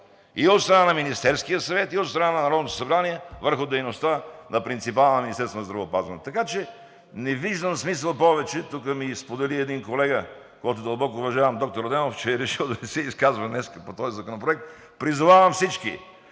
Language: Bulgarian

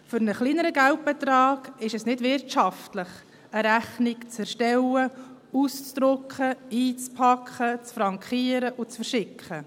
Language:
Swiss German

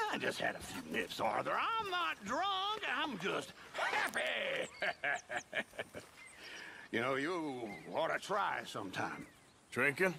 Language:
English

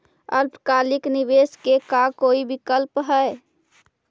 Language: Magahi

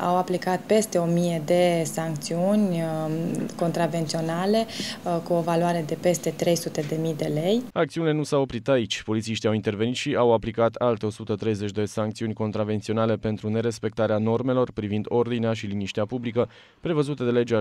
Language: Romanian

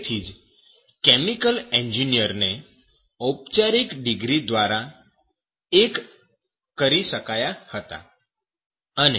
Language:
Gujarati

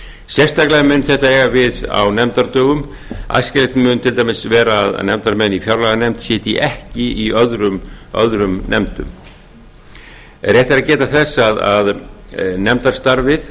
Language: Icelandic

